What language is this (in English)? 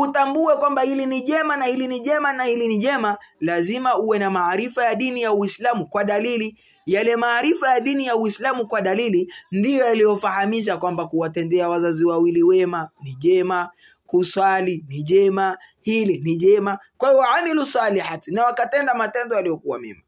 Swahili